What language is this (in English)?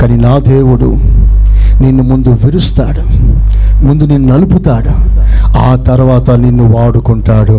Telugu